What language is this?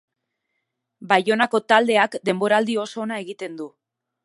Basque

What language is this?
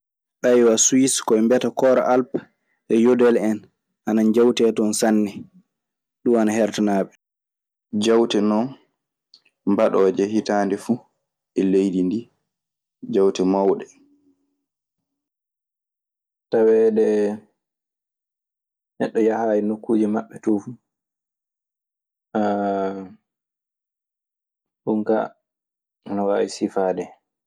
Maasina Fulfulde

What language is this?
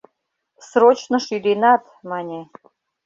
Mari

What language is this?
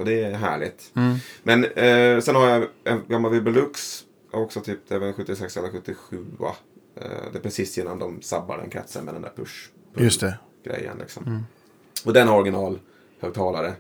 Swedish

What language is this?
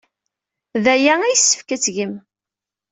Kabyle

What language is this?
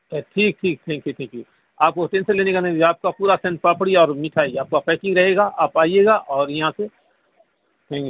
Urdu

